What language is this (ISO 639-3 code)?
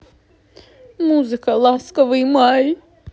rus